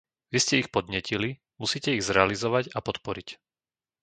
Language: Slovak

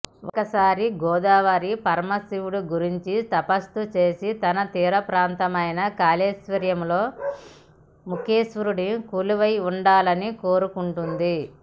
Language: Telugu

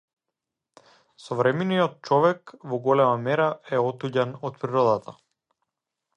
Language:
Macedonian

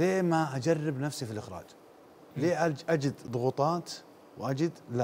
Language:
Arabic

